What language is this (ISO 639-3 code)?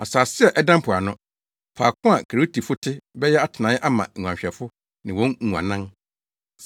aka